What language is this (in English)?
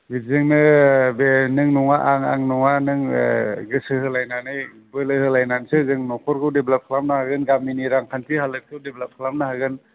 Bodo